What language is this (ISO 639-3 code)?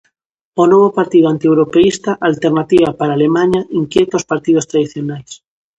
glg